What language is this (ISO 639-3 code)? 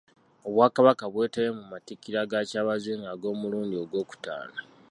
lug